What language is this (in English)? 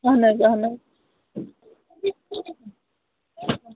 Kashmiri